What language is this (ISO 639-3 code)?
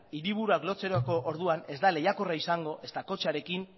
eus